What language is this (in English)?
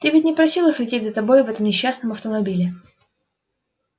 Russian